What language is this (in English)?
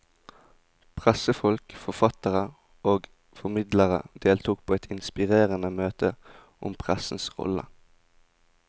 Norwegian